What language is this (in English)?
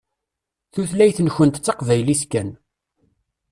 Kabyle